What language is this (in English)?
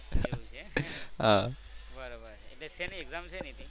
Gujarati